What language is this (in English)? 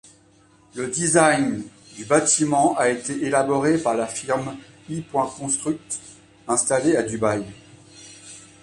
French